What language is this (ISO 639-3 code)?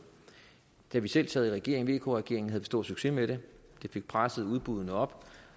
dan